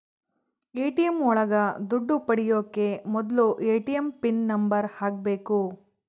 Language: Kannada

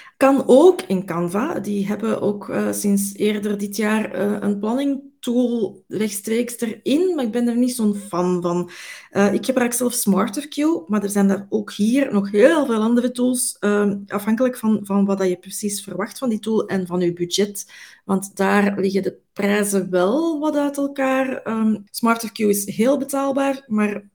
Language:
Dutch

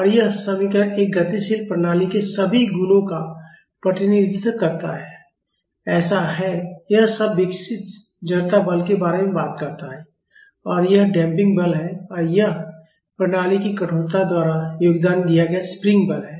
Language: Hindi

